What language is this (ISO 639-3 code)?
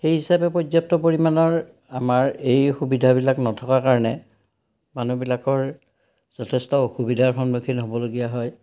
asm